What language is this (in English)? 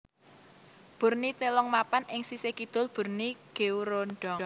Javanese